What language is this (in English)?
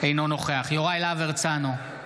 Hebrew